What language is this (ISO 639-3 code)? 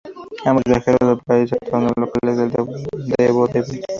spa